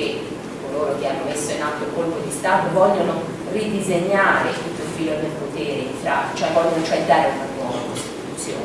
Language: Italian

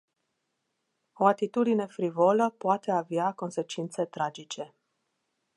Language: Romanian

